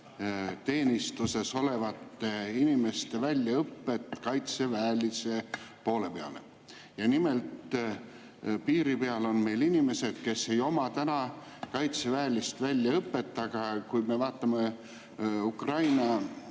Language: Estonian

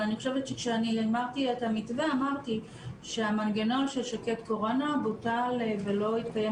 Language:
Hebrew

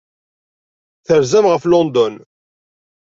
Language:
Kabyle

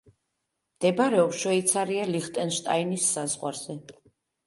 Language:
Georgian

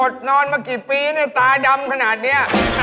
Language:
Thai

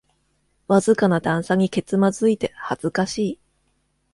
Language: Japanese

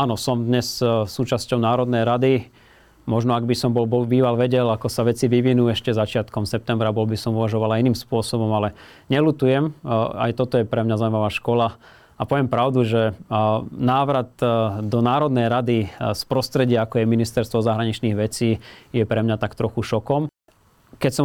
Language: Slovak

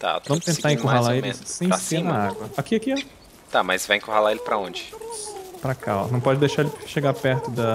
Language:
Portuguese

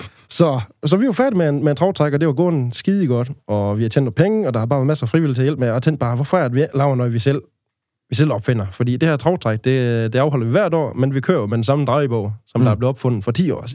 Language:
Danish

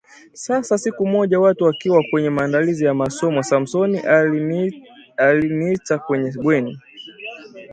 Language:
Swahili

